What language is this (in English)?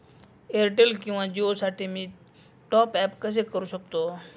Marathi